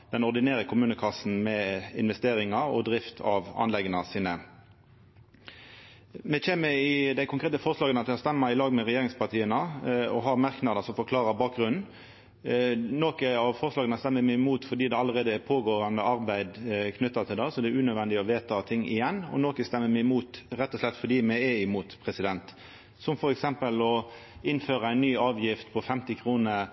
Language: Norwegian Nynorsk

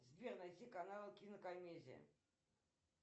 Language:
Russian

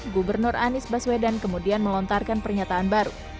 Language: Indonesian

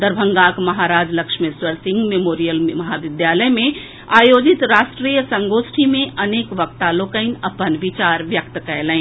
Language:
Maithili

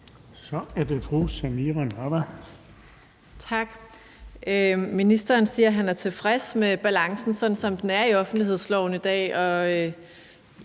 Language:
Danish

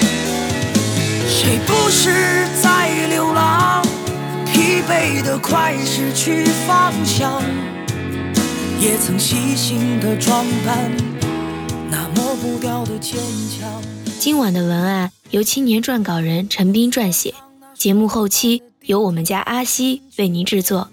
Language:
Chinese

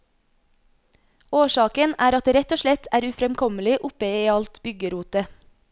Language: Norwegian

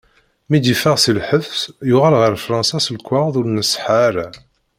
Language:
Kabyle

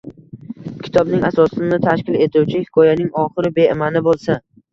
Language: Uzbek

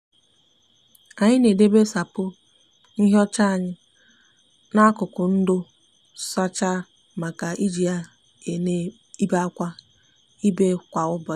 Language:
Igbo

